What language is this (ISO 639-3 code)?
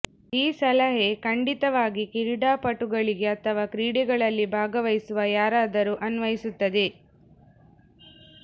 kan